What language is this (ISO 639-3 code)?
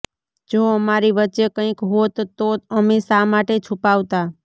guj